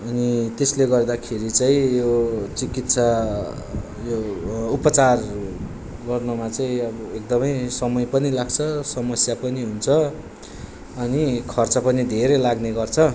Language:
Nepali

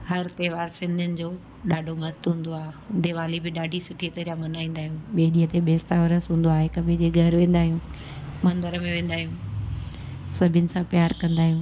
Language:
Sindhi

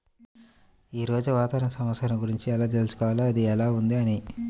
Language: Telugu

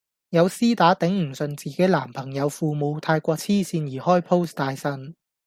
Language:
Cantonese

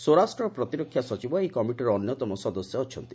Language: Odia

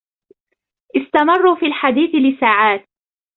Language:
Arabic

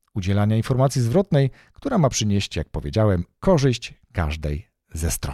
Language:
Polish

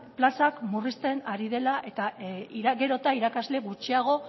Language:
Basque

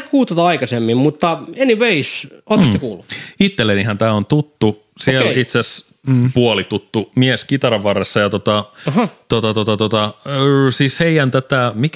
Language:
Finnish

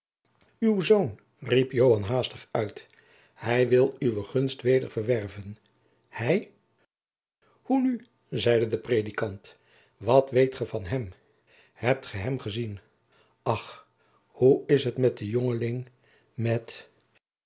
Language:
Dutch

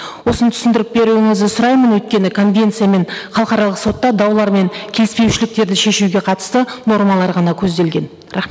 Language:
Kazakh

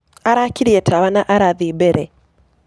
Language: Kikuyu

